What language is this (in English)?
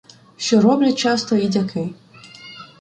Ukrainian